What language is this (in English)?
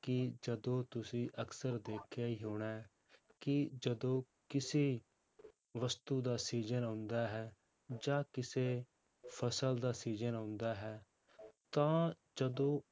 Punjabi